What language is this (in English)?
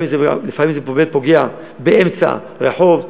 Hebrew